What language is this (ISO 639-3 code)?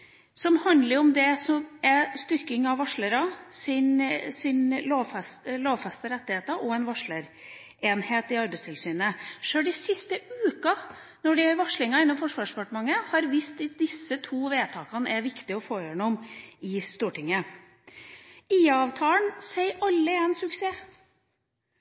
nob